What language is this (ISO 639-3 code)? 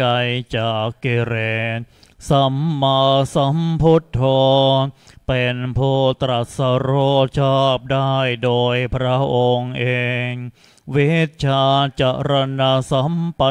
tha